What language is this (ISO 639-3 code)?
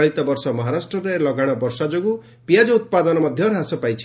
ori